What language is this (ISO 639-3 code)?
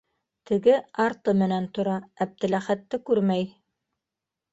bak